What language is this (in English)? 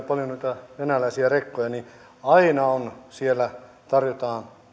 Finnish